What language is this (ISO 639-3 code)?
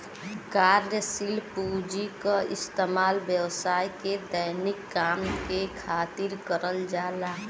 bho